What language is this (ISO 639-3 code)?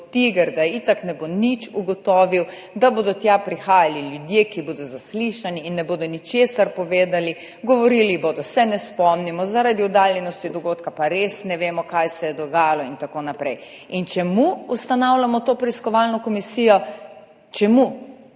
slv